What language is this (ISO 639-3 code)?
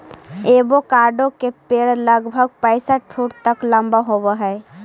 mag